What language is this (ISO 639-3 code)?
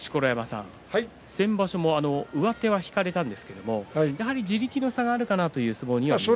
jpn